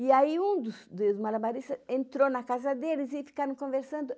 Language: Portuguese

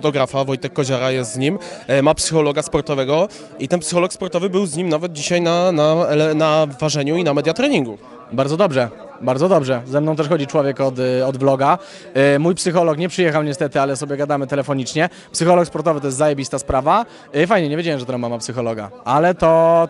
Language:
Polish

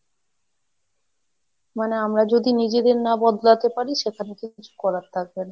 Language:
Bangla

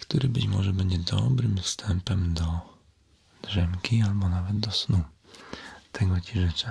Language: Polish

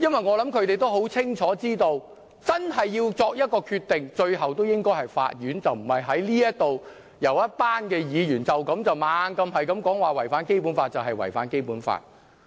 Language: Cantonese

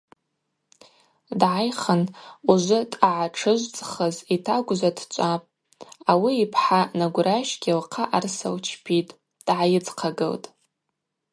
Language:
Abaza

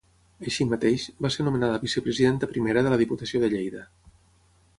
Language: Catalan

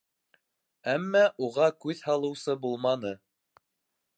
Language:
Bashkir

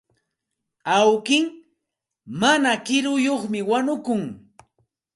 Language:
Santa Ana de Tusi Pasco Quechua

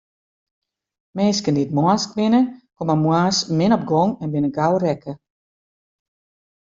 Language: Western Frisian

